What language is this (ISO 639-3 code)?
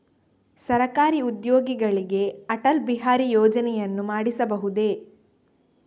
kan